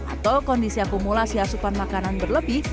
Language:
Indonesian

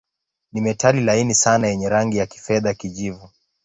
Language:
Swahili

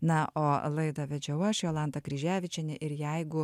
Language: Lithuanian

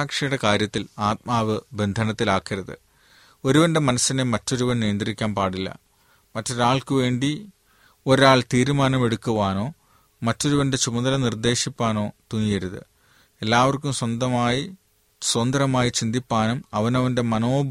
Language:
Malayalam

